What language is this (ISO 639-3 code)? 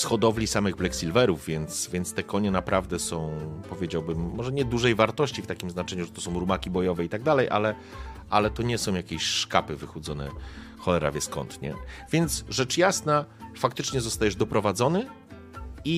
pol